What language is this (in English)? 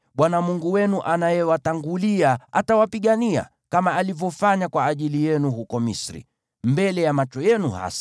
Swahili